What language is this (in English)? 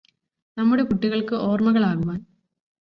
Malayalam